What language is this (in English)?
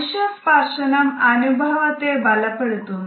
Malayalam